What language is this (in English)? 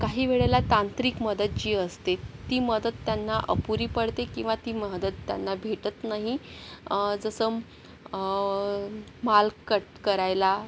Marathi